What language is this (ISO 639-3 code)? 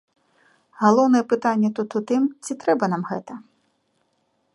bel